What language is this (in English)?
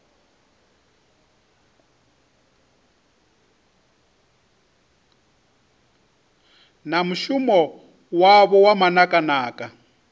Venda